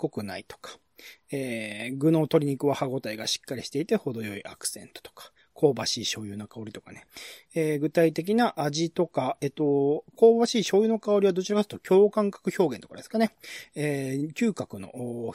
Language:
Japanese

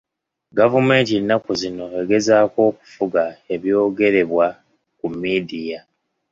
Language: Ganda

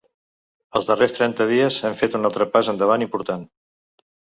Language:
Catalan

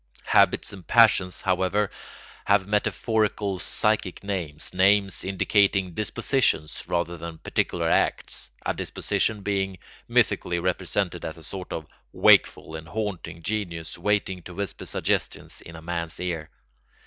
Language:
English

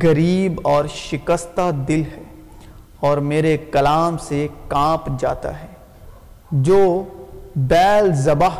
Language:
Urdu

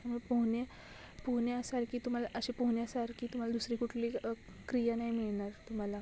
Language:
Marathi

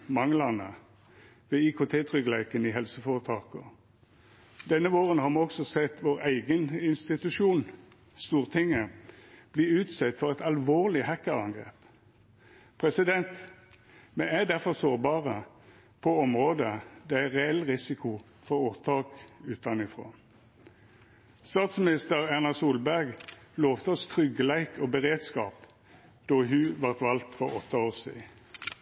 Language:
Norwegian Nynorsk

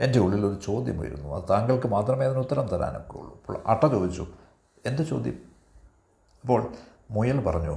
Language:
Malayalam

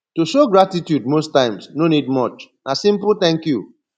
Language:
Nigerian Pidgin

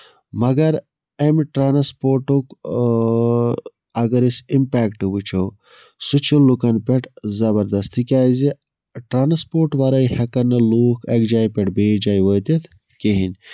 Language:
Kashmiri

